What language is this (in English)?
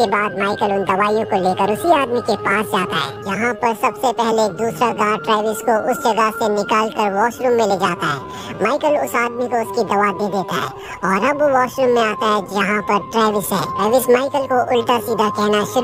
Turkish